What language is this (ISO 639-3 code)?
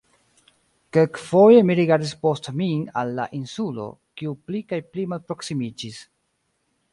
epo